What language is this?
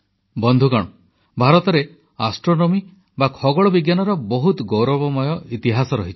Odia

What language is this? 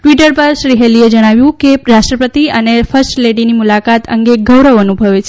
Gujarati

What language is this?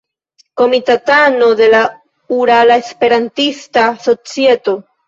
Esperanto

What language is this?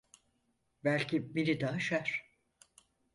Turkish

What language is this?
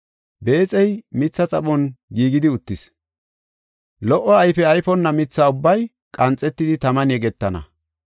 Gofa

